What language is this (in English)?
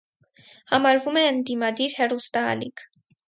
Armenian